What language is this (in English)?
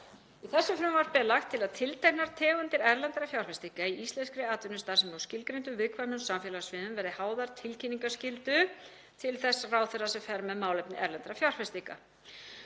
Icelandic